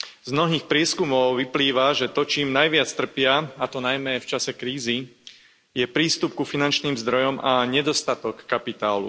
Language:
Slovak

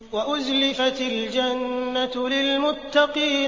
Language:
Arabic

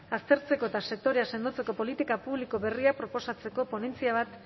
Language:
Basque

